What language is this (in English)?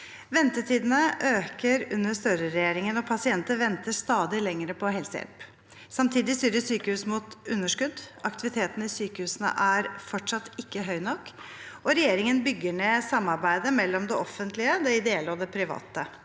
Norwegian